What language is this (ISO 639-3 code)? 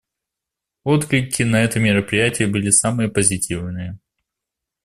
rus